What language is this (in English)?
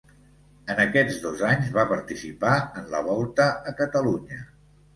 Catalan